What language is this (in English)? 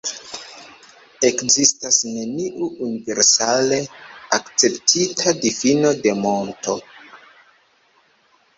Esperanto